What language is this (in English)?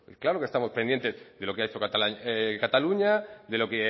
Spanish